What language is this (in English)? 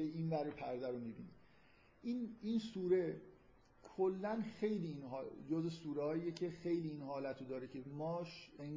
Persian